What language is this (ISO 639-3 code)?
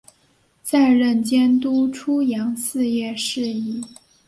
zho